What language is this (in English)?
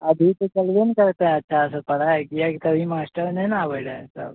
Maithili